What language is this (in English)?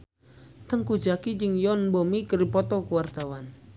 Sundanese